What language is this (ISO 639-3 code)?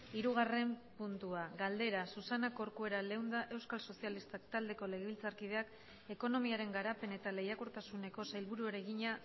eus